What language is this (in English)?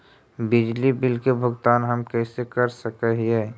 Magahi